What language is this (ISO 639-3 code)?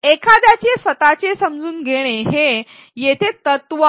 mar